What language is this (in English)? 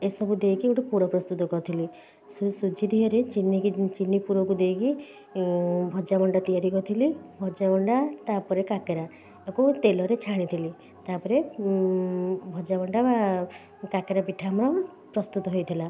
Odia